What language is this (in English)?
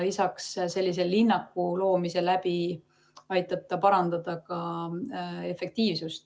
Estonian